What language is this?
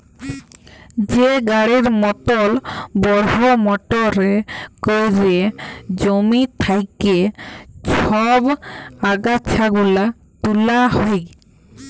Bangla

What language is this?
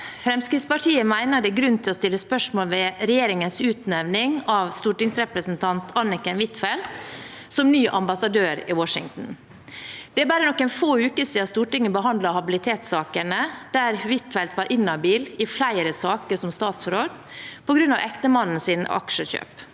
Norwegian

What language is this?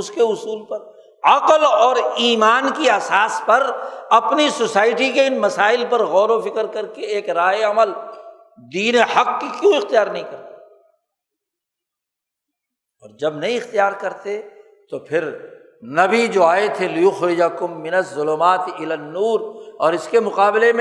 Urdu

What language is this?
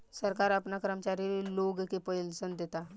Bhojpuri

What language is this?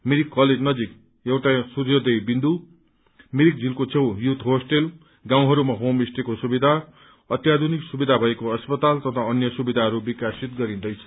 Nepali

